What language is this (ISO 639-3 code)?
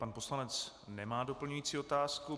ces